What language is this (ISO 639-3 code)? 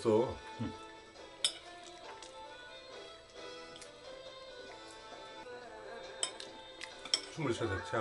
kor